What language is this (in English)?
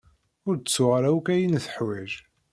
Kabyle